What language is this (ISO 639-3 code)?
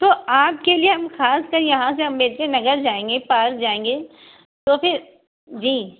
urd